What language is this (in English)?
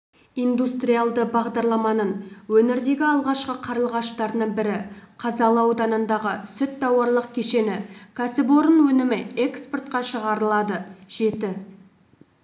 Kazakh